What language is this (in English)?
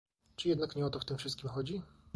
Polish